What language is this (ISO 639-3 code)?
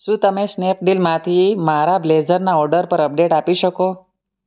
guj